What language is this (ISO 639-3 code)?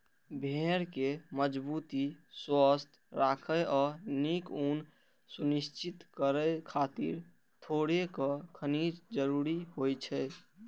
mai